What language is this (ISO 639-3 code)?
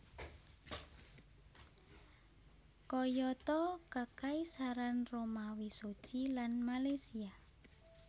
jav